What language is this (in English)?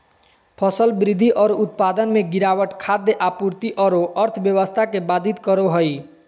Magahi